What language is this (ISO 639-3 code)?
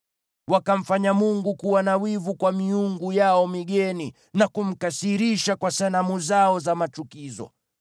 swa